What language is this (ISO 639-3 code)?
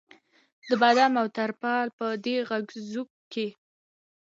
pus